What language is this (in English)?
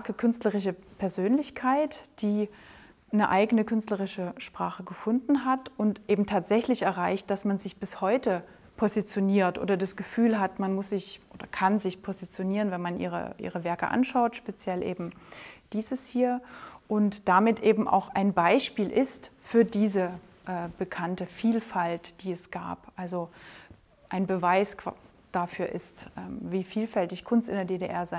German